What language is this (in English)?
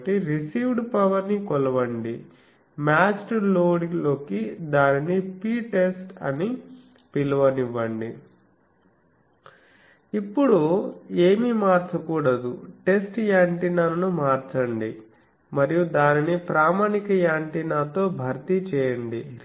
Telugu